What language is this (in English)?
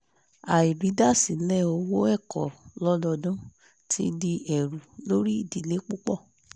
Yoruba